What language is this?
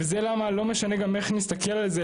Hebrew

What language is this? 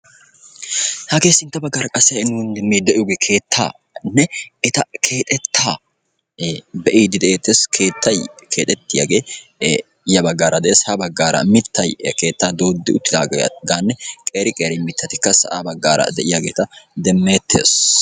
Wolaytta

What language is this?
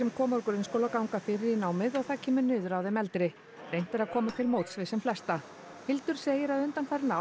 Icelandic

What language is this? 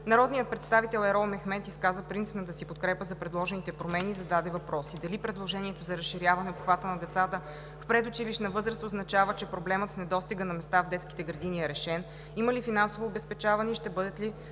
Bulgarian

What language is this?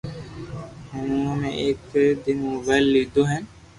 Loarki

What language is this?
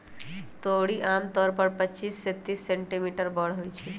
Magahi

